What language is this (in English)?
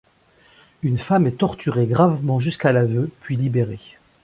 French